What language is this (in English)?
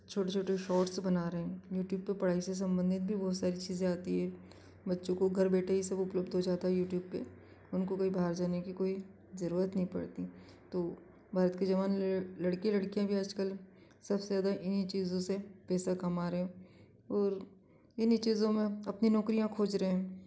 Hindi